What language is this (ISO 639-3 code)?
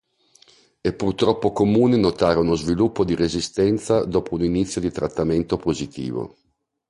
ita